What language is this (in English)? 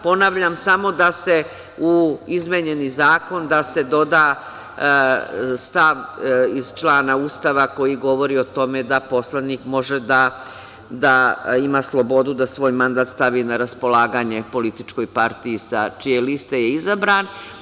Serbian